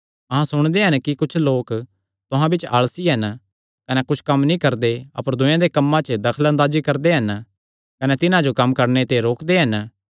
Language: Kangri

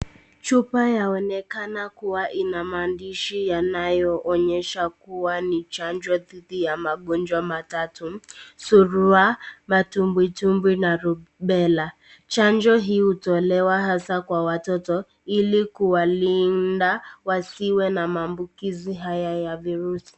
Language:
Swahili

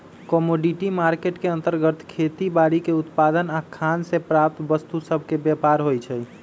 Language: Magahi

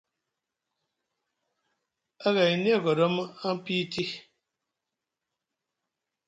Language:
Musgu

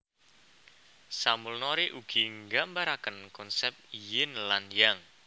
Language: Javanese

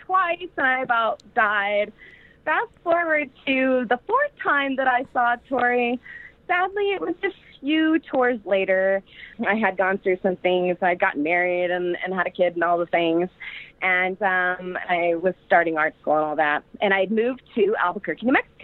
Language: English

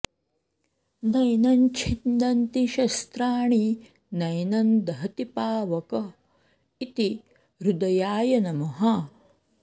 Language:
Sanskrit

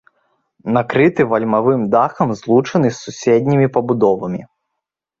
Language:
Belarusian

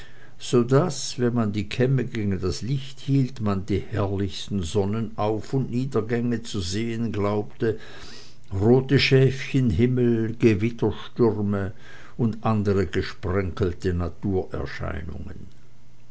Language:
German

